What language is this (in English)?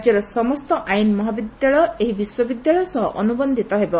Odia